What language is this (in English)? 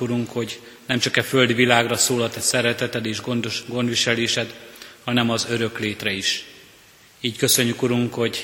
Hungarian